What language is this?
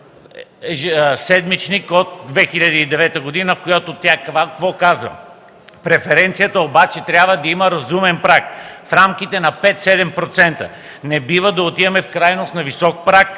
Bulgarian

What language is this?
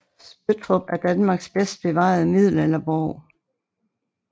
Danish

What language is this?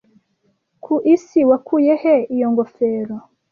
Kinyarwanda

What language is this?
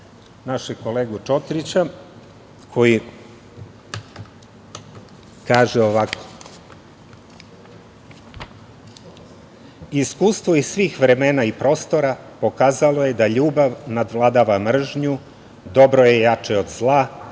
Serbian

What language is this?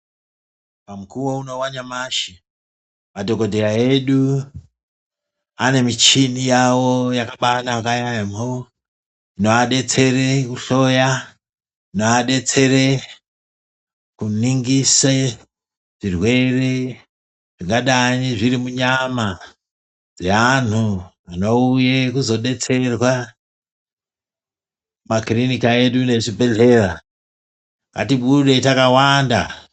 Ndau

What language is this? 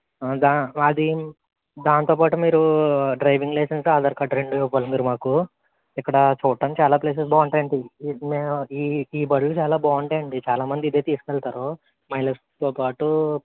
Telugu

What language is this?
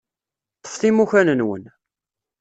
Kabyle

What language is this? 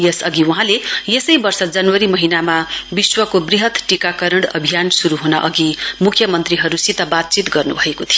Nepali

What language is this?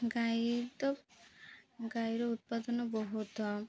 Odia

